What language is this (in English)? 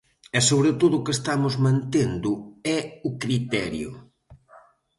Galician